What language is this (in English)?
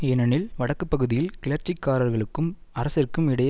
Tamil